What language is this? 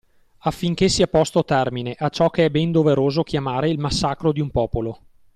Italian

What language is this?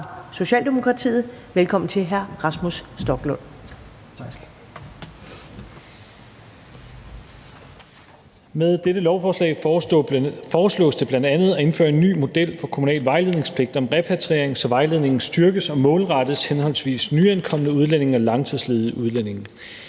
Danish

